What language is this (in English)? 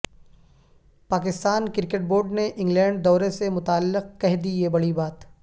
Urdu